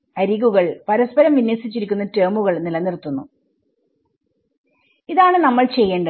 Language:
Malayalam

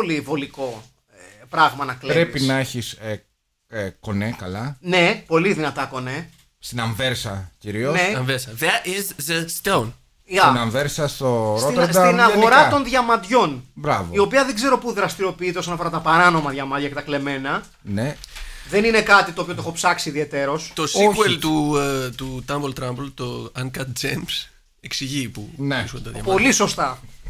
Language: Greek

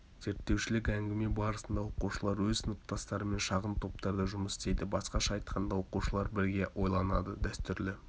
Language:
Kazakh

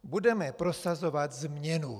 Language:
Czech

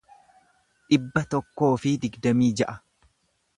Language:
Oromo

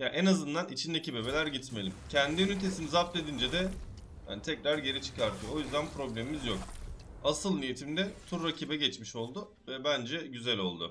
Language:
Turkish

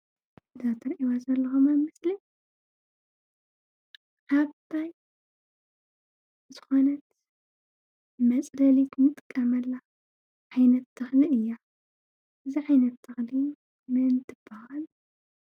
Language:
Tigrinya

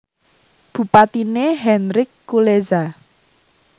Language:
Javanese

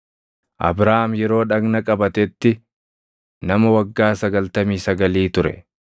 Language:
Oromo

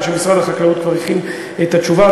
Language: Hebrew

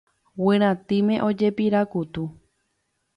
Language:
Guarani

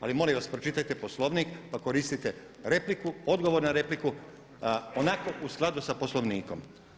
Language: Croatian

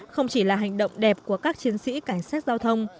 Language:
Vietnamese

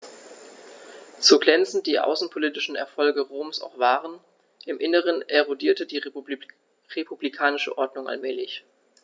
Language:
German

